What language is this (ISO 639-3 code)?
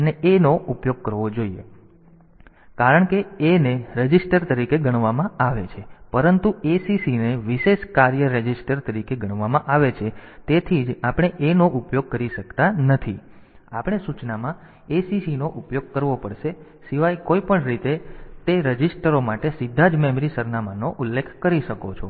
guj